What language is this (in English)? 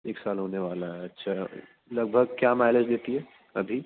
Urdu